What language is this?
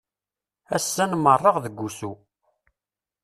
Kabyle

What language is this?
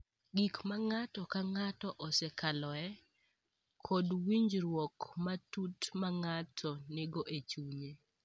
Luo (Kenya and Tanzania)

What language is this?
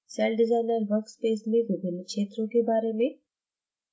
Hindi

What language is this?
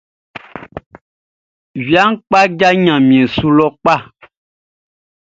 Baoulé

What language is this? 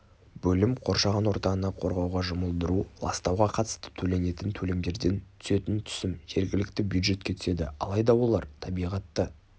Kazakh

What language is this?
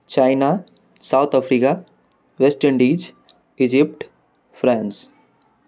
Maithili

